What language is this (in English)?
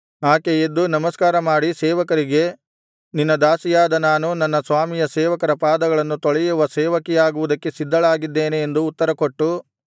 Kannada